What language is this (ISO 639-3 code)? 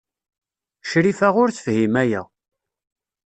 kab